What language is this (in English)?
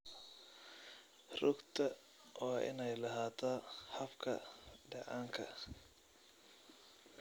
Somali